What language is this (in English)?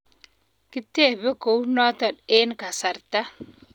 Kalenjin